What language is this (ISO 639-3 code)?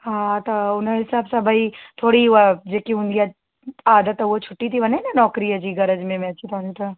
snd